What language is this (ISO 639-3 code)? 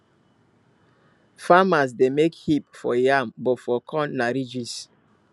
pcm